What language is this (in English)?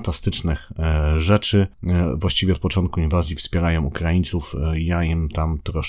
Polish